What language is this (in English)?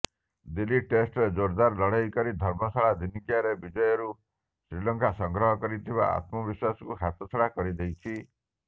Odia